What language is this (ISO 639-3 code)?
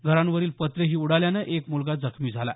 mar